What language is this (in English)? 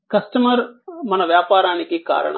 Telugu